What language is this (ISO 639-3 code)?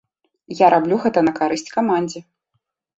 bel